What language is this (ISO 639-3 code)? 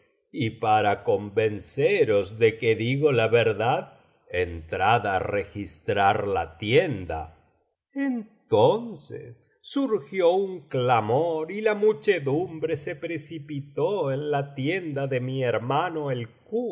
spa